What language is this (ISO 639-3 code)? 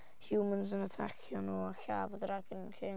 cym